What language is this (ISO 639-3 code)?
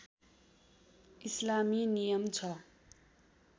nep